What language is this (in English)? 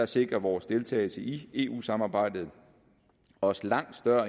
Danish